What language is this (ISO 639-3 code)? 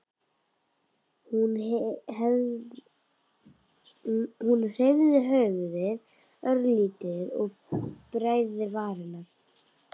isl